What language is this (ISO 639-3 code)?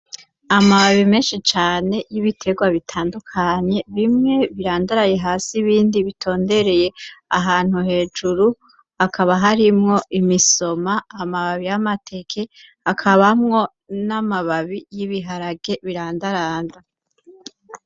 run